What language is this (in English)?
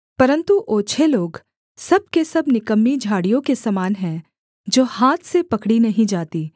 Hindi